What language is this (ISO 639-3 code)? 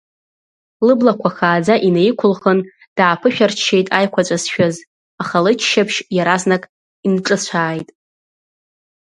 abk